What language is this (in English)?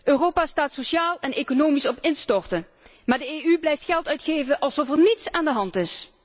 Dutch